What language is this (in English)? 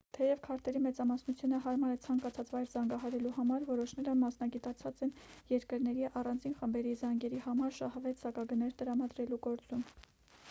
Armenian